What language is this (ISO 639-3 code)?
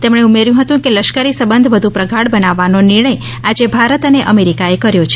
guj